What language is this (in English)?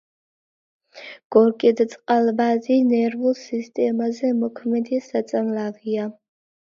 Georgian